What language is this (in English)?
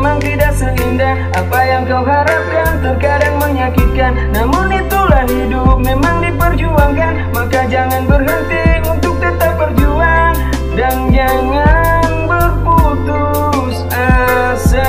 Indonesian